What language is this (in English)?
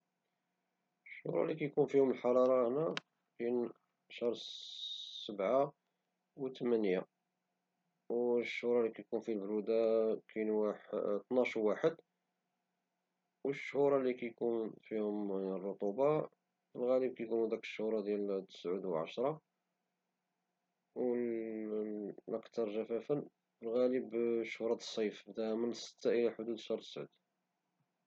Moroccan Arabic